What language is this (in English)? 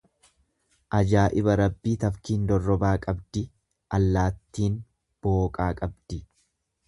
Oromo